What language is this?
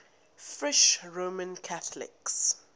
English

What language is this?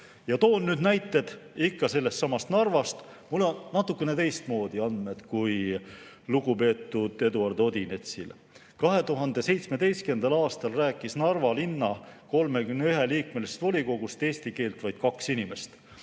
Estonian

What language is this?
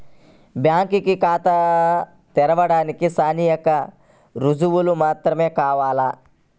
Telugu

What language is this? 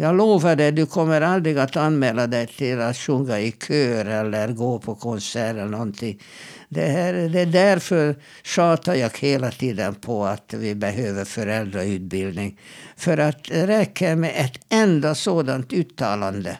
Swedish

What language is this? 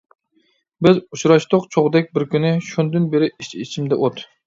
Uyghur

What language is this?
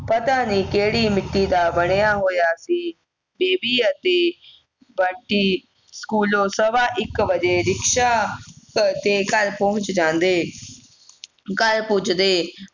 Punjabi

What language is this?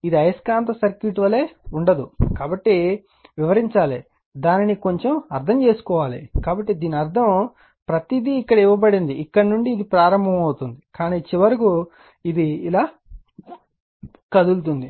Telugu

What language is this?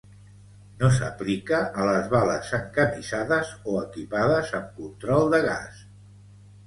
Catalan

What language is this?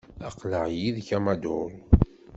Kabyle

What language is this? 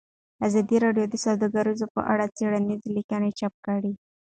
Pashto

